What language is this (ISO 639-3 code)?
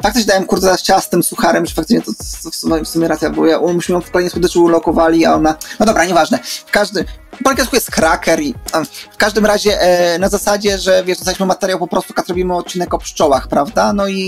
pol